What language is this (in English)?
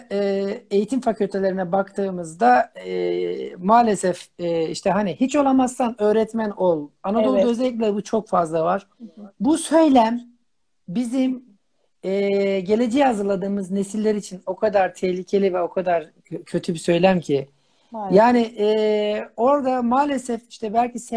Turkish